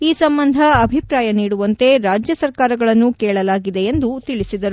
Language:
Kannada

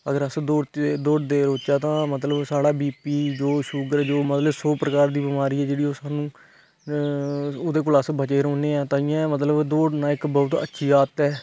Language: Dogri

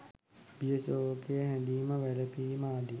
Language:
Sinhala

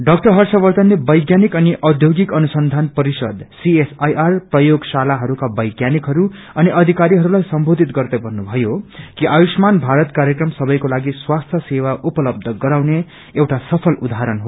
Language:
Nepali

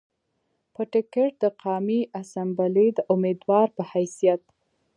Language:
Pashto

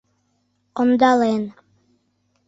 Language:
Mari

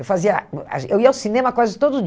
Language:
Portuguese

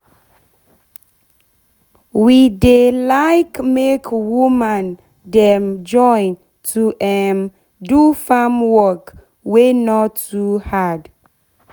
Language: Nigerian Pidgin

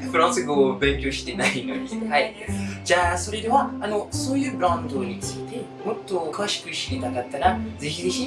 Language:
Japanese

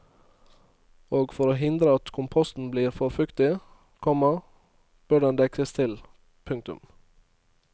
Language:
Norwegian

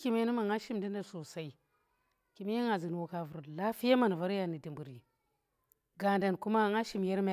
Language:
Tera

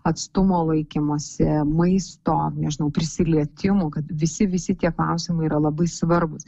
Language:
Lithuanian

